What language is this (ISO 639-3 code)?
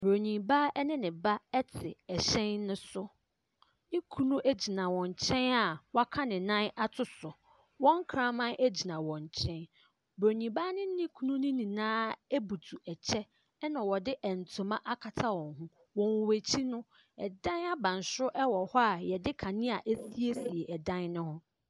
aka